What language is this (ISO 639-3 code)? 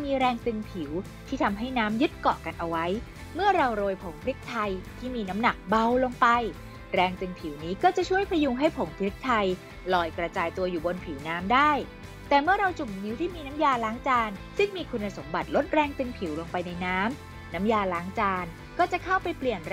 tha